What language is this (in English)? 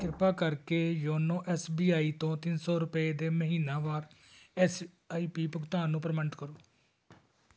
Punjabi